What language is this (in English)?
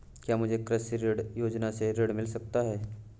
Hindi